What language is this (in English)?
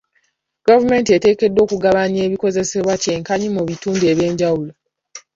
Ganda